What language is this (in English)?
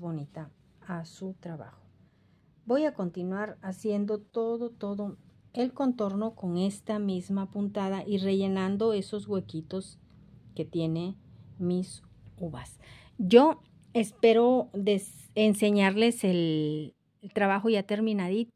Spanish